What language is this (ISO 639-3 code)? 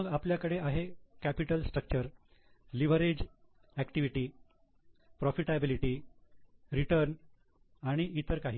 mar